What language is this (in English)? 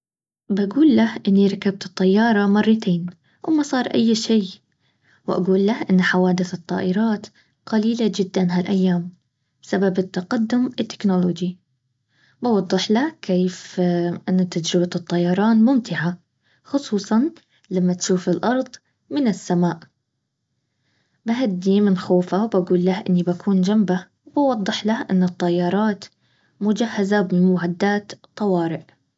Baharna Arabic